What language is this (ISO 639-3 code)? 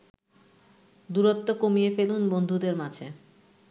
ben